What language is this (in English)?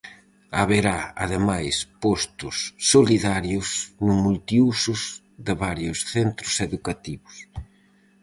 Galician